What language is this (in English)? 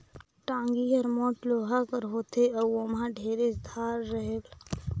Chhattisgarhi